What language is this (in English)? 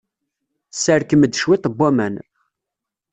Kabyle